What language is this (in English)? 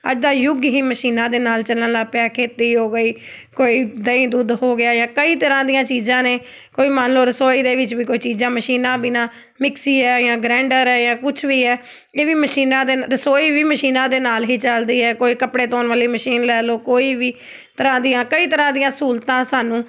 Punjabi